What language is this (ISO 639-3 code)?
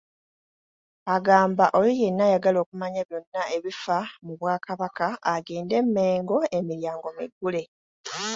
lug